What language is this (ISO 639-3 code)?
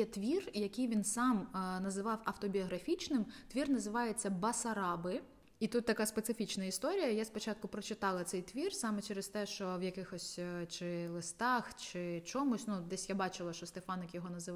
ukr